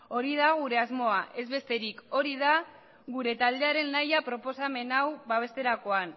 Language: Basque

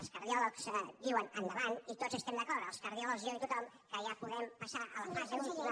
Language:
Catalan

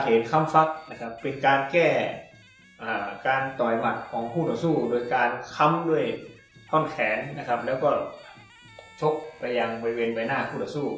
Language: Thai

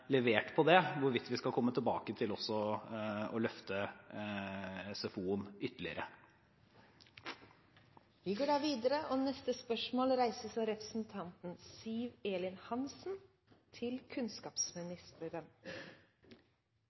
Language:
Norwegian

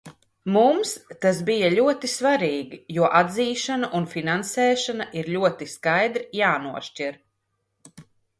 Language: Latvian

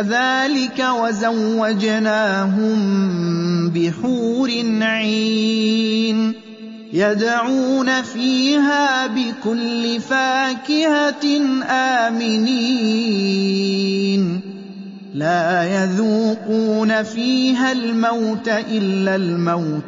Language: Arabic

